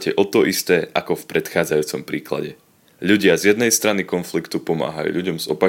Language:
Slovak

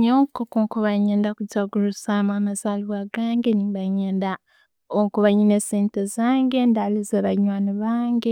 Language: Tooro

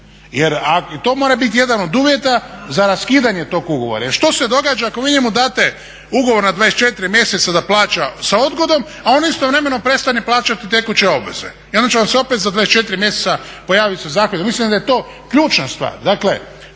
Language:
Croatian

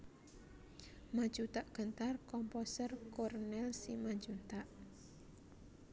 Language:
Javanese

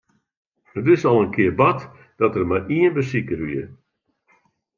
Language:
Western Frisian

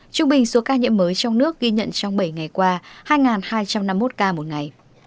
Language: Vietnamese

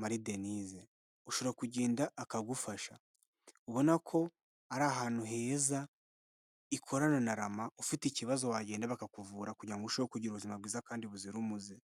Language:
Kinyarwanda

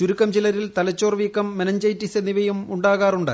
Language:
Malayalam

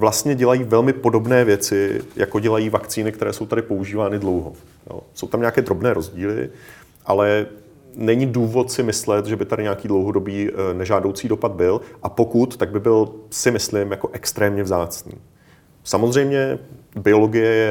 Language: Czech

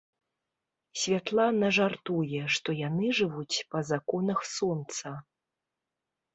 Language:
Belarusian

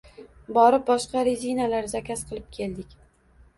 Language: Uzbek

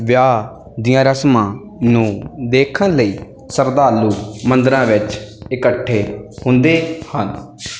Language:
Punjabi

